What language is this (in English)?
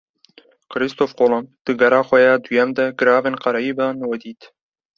Kurdish